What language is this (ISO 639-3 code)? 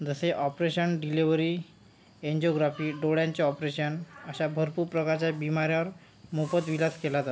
mar